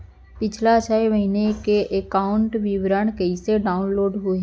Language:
Chhattisgarhi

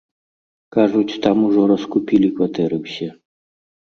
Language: Belarusian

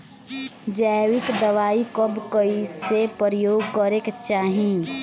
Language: Bhojpuri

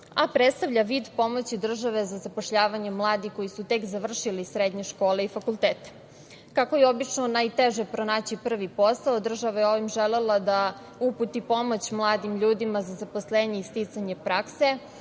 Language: Serbian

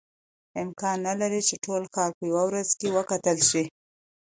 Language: Pashto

